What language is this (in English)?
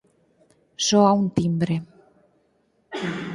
Galician